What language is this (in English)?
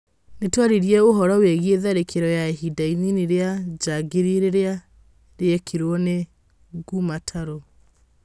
Kikuyu